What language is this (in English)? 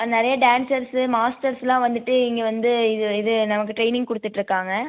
Tamil